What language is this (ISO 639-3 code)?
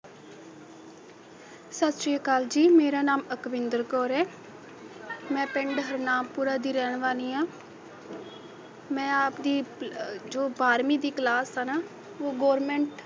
pan